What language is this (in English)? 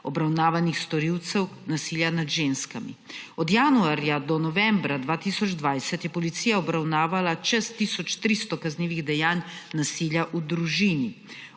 Slovenian